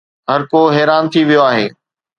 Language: Sindhi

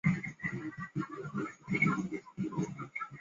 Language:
Chinese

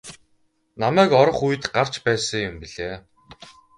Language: Mongolian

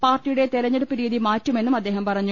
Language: Malayalam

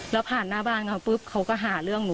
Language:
Thai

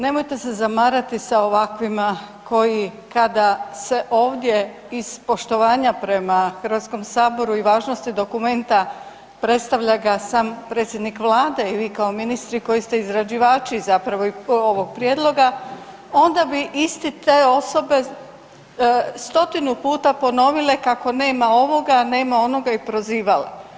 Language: Croatian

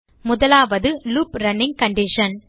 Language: Tamil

